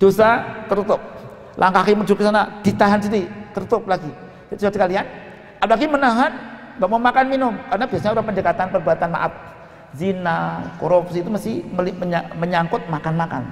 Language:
Indonesian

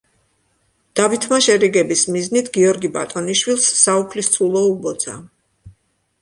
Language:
Georgian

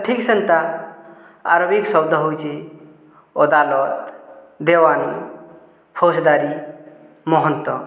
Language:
Odia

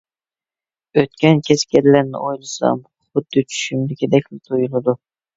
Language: Uyghur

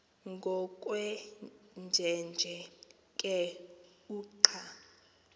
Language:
Xhosa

